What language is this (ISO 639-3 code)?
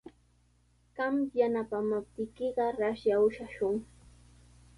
qws